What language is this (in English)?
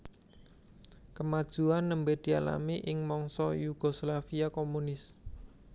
Javanese